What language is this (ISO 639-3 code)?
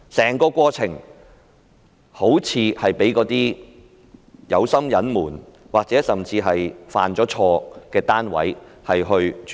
yue